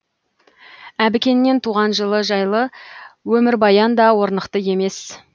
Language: Kazakh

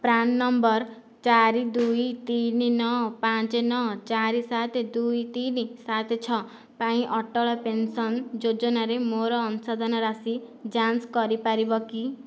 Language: Odia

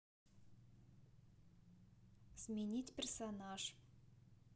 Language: Russian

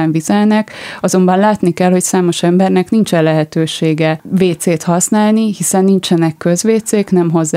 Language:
Hungarian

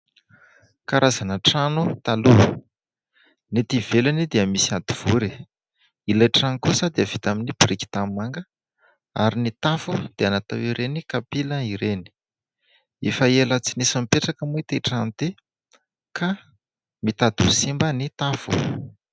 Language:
Malagasy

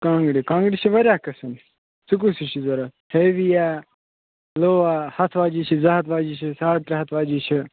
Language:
Kashmiri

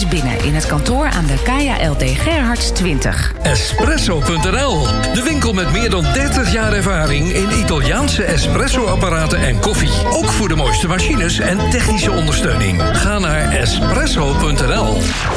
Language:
Dutch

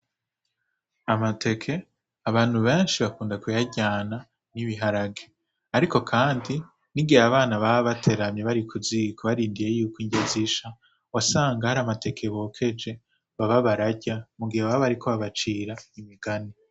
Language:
Rundi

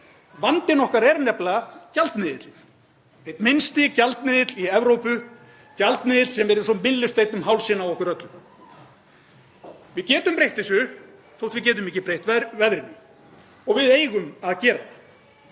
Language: Icelandic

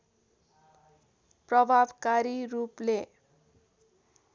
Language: Nepali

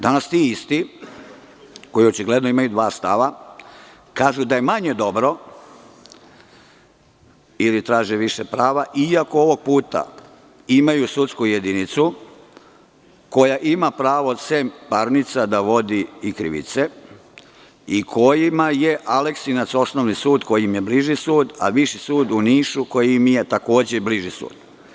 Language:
Serbian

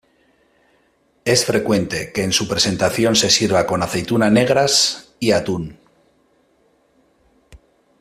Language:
Spanish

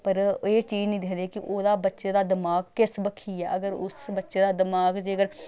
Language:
Dogri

